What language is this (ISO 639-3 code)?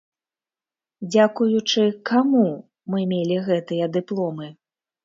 bel